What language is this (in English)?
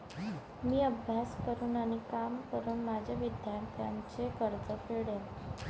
Marathi